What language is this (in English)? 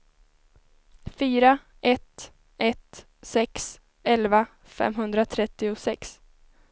Swedish